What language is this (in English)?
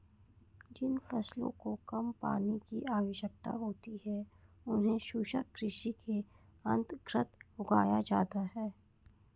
Hindi